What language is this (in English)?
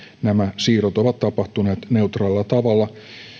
Finnish